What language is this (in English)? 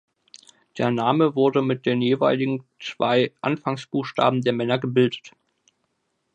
German